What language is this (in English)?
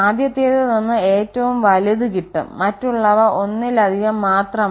Malayalam